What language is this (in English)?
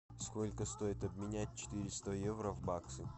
Russian